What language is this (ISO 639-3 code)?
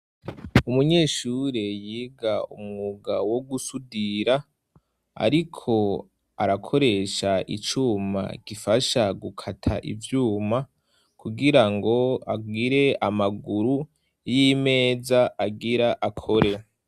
run